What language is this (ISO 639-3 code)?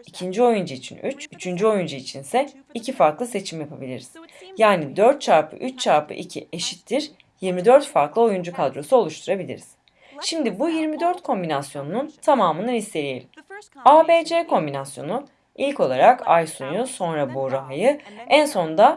tur